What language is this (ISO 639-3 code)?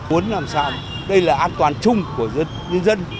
vie